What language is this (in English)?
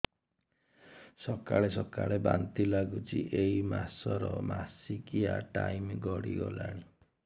Odia